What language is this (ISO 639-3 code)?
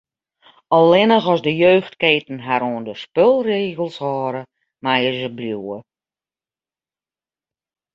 fry